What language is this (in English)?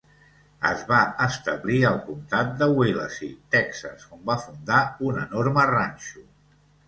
Catalan